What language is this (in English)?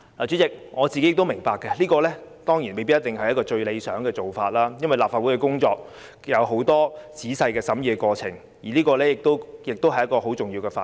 Cantonese